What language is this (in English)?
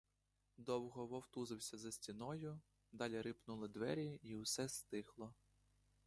Ukrainian